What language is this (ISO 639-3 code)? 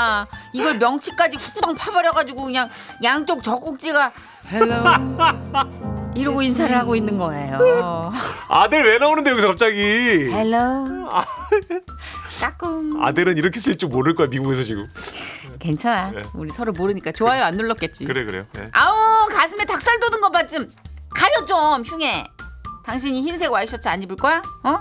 kor